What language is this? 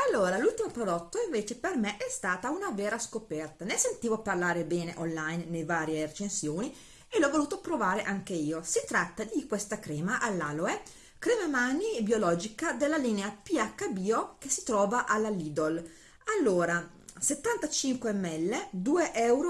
Italian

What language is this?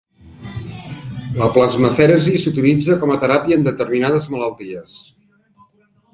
Catalan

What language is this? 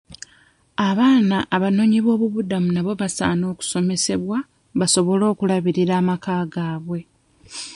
Ganda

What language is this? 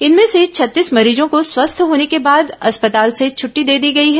Hindi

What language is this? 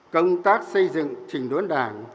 Vietnamese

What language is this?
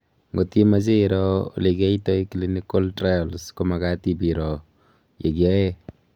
Kalenjin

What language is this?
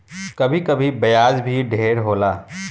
Bhojpuri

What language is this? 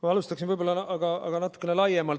Estonian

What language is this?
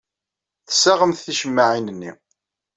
Kabyle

